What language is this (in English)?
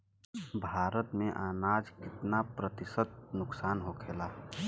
Bhojpuri